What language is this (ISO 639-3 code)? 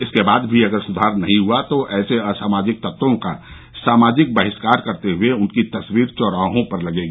hin